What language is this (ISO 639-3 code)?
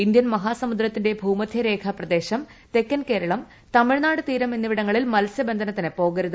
mal